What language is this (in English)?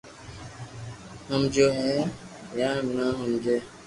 Loarki